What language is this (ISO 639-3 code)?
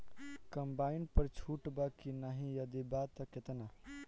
bho